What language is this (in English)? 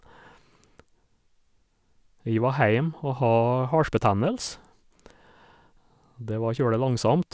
Norwegian